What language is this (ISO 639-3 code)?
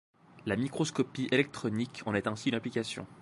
fra